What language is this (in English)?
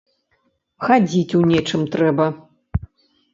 Belarusian